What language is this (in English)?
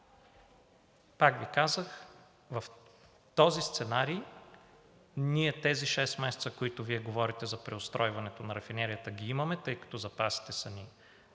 Bulgarian